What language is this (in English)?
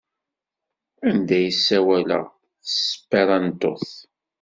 Kabyle